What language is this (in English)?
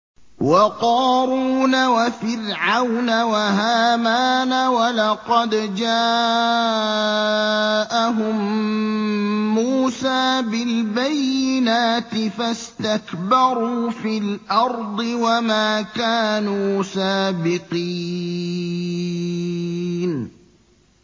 Arabic